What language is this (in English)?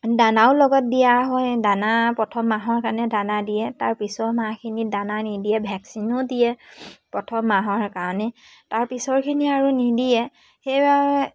Assamese